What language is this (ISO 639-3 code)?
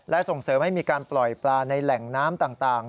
tha